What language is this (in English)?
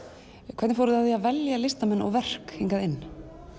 Icelandic